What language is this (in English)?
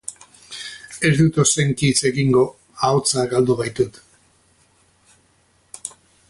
Basque